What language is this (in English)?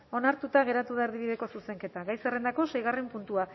Basque